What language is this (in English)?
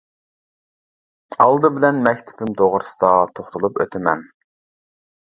Uyghur